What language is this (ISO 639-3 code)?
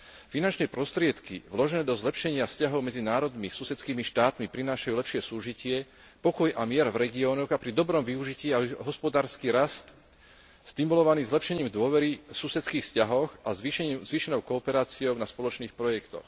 slk